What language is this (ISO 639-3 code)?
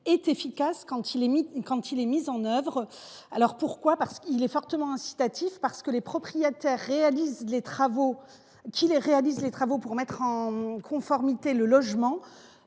fra